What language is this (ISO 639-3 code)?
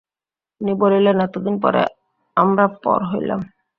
ben